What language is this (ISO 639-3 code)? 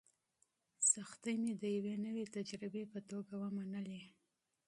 pus